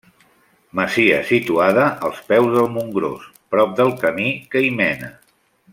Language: Catalan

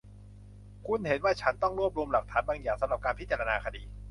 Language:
Thai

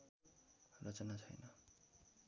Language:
Nepali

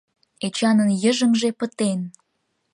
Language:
Mari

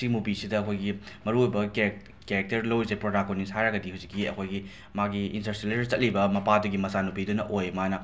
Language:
Manipuri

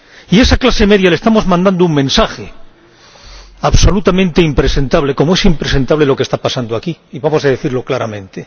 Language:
Spanish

